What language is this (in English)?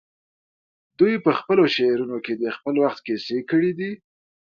Pashto